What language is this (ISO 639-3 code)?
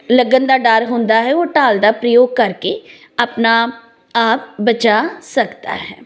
pan